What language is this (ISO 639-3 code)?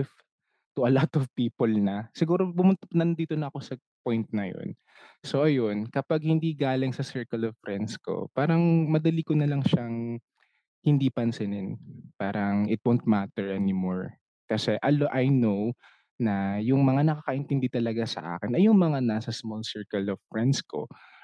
fil